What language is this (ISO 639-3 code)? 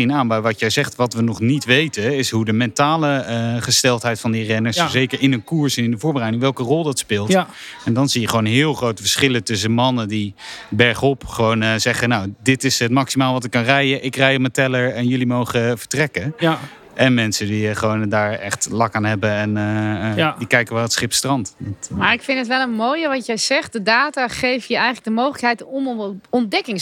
nld